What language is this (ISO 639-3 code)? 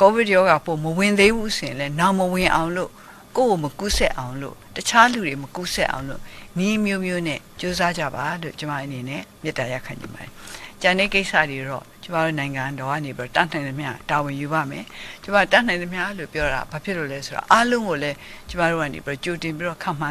kor